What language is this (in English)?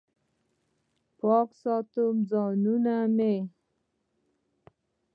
Pashto